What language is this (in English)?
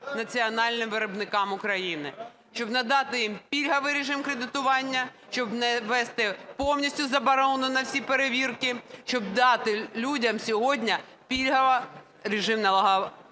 Ukrainian